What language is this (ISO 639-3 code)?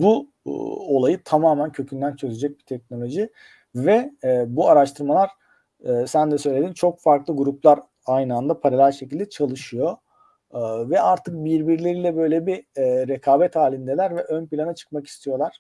tur